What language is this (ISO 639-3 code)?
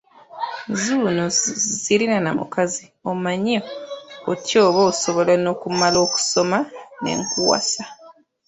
lug